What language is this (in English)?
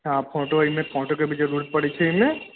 Maithili